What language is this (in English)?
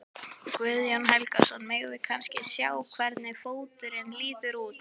Icelandic